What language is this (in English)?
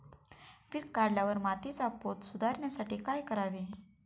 Marathi